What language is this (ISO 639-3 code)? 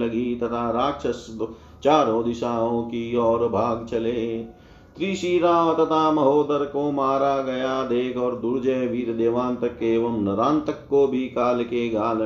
hin